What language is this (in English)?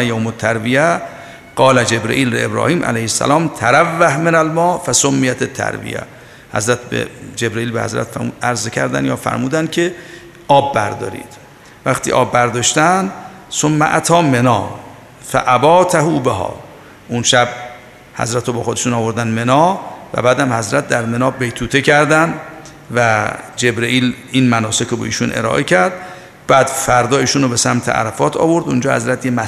Persian